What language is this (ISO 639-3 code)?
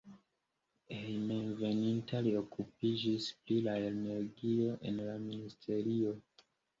epo